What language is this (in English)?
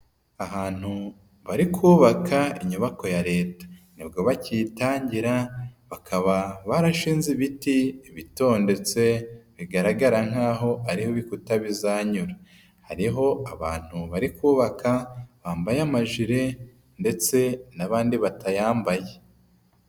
Kinyarwanda